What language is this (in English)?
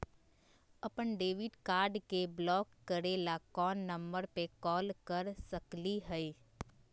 Magahi